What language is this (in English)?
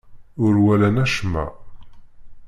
Kabyle